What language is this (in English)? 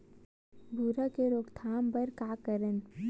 Chhattisgarhi